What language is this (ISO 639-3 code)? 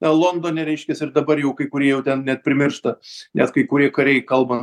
lit